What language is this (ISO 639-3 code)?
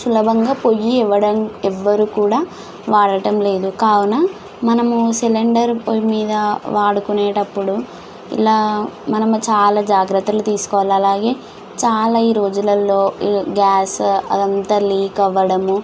tel